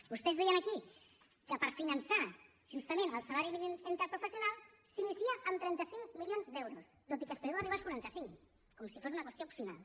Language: Catalan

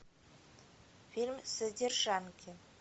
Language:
Russian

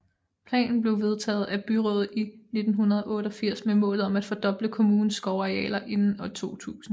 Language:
Danish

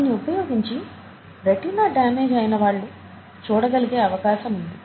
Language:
Telugu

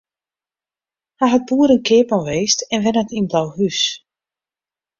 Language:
Western Frisian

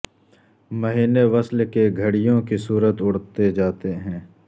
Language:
Urdu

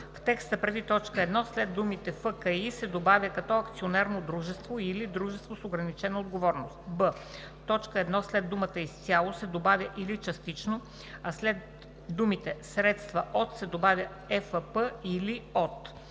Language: Bulgarian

